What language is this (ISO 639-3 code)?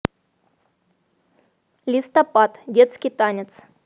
rus